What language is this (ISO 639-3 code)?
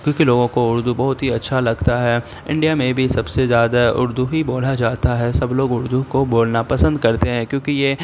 urd